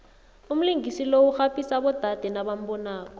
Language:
South Ndebele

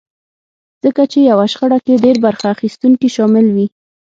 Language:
Pashto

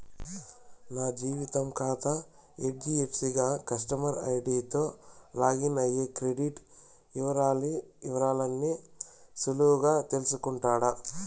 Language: Telugu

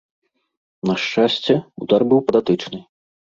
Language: Belarusian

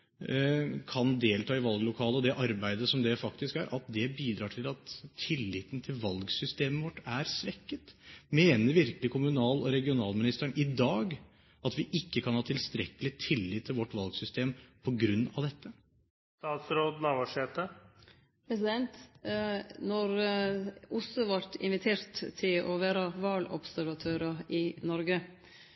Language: Norwegian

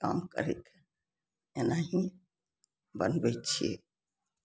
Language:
Maithili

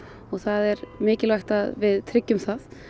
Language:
Icelandic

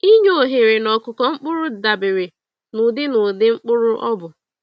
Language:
Igbo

